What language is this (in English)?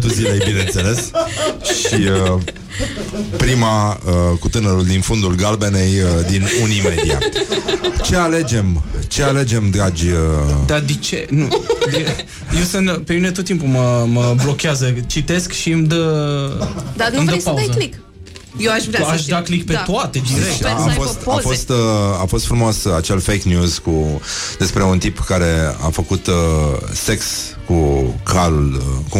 Romanian